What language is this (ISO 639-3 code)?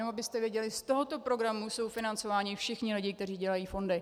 ces